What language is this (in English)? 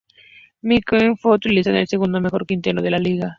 Spanish